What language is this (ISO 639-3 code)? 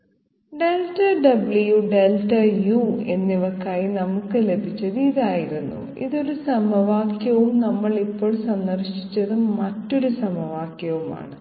mal